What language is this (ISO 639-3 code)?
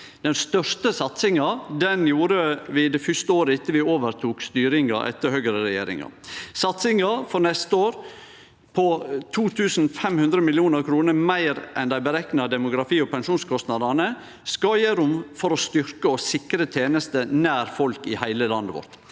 nor